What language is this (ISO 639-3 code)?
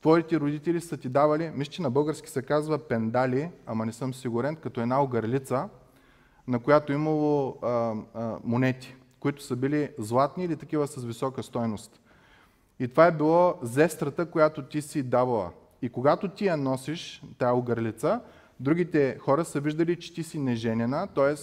bul